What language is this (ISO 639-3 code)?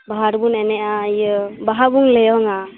sat